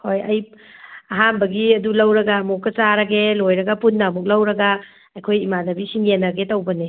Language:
Manipuri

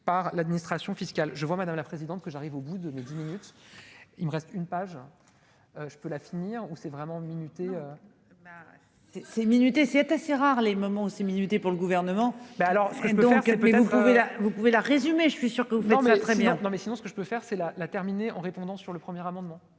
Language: French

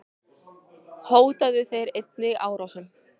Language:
Icelandic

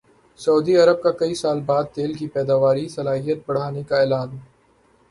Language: Urdu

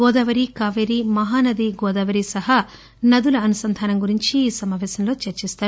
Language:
Telugu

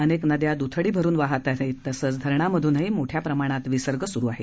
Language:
Marathi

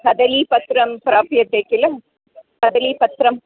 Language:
Sanskrit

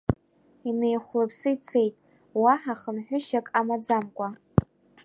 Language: Abkhazian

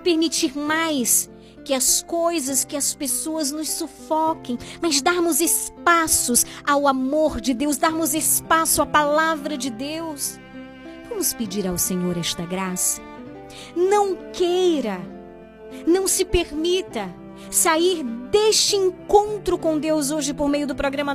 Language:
Portuguese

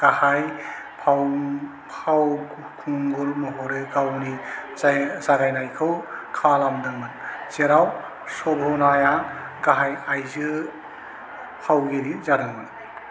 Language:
Bodo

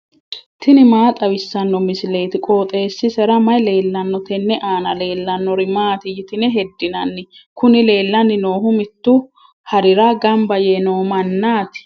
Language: Sidamo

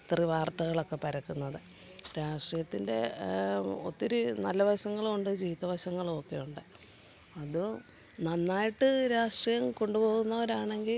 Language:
Malayalam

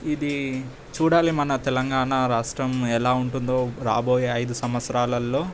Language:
Telugu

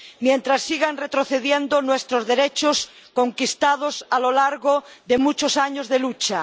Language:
Spanish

